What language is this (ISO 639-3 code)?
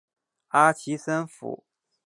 zho